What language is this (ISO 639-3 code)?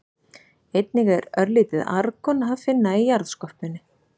isl